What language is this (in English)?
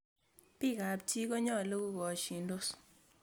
Kalenjin